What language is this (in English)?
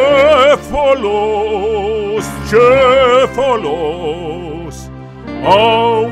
Romanian